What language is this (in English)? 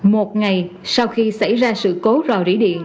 Vietnamese